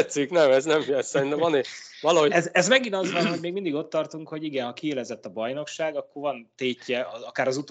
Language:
Hungarian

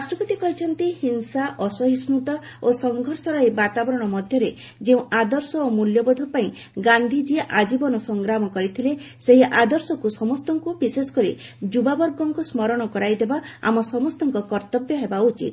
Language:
Odia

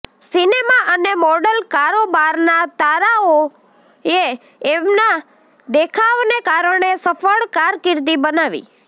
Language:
Gujarati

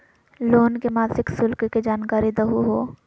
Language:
Magahi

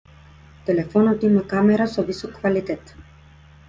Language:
Macedonian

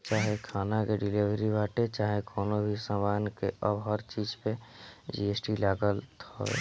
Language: Bhojpuri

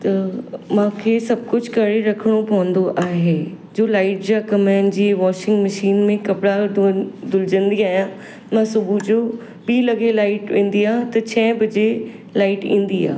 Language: Sindhi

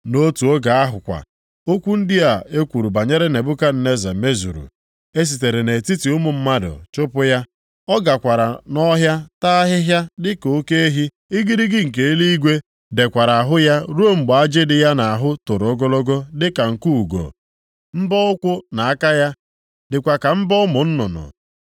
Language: Igbo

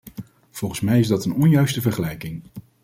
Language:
Dutch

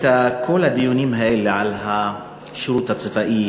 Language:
Hebrew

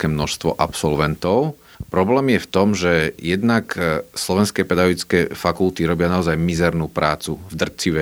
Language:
Slovak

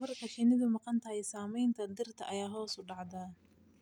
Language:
Somali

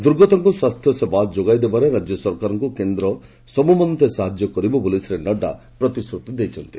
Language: Odia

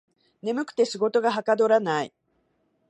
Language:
Japanese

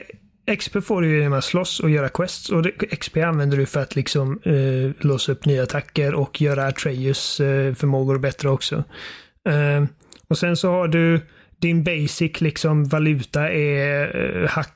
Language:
Swedish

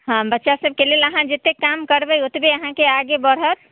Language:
Maithili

